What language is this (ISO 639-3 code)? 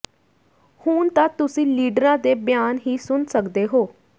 pan